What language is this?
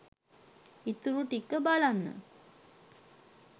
Sinhala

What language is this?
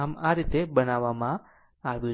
Gujarati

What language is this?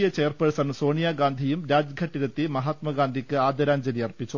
Malayalam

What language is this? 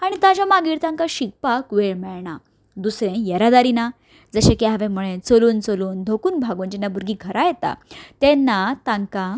Konkani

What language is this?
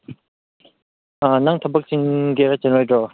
Manipuri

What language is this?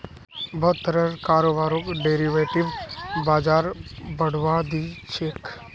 Magahi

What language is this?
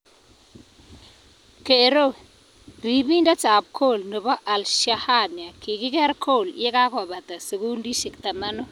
Kalenjin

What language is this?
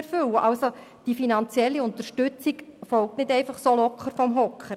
Swiss German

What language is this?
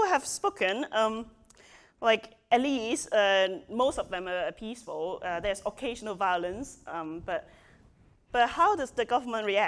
English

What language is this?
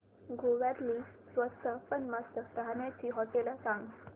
Marathi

